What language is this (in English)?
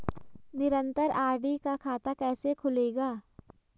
Hindi